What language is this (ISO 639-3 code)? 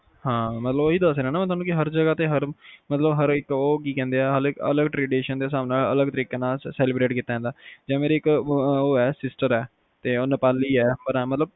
pan